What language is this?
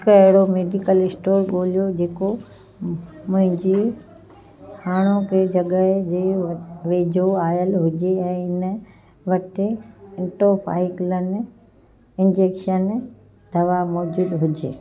Sindhi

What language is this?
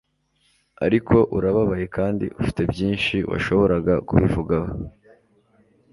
Kinyarwanda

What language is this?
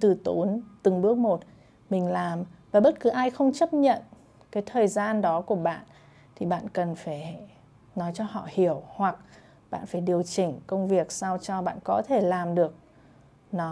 Vietnamese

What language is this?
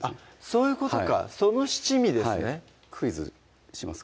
Japanese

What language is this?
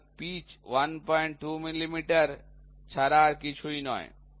Bangla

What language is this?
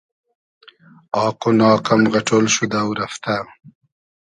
Hazaragi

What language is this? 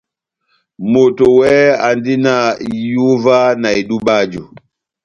Batanga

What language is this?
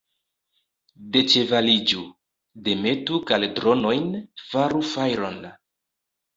Esperanto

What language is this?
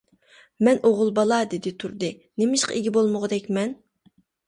Uyghur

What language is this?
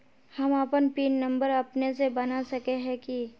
Magahi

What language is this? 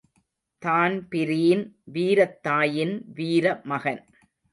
Tamil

